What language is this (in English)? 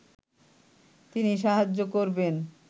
Bangla